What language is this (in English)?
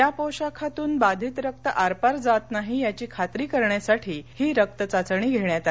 Marathi